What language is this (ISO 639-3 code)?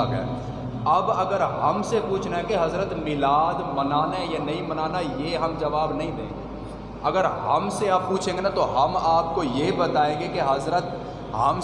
urd